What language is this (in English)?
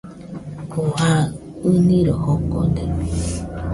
Nüpode Huitoto